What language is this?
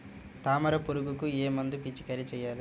Telugu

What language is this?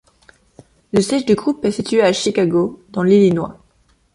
French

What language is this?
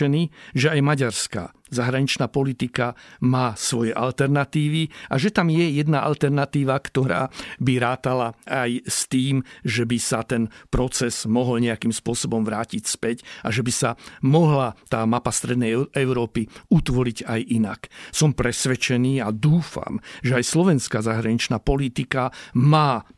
Slovak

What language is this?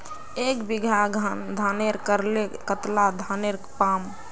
Magahi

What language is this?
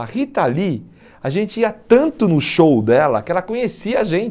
Portuguese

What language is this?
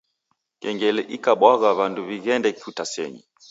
Taita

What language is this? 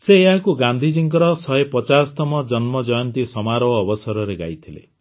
Odia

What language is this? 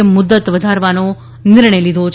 Gujarati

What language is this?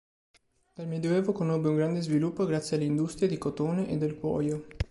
Italian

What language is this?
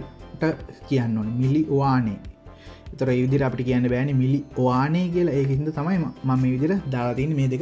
Romanian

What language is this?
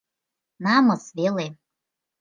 Mari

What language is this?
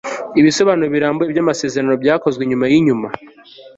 Kinyarwanda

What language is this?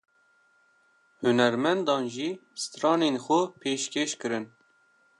Kurdish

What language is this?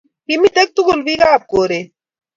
Kalenjin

